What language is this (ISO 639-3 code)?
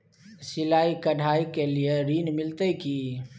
mai